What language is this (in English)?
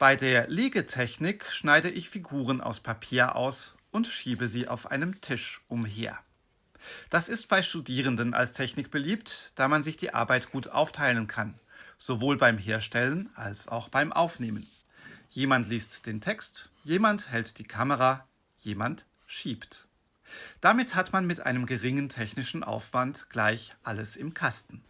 German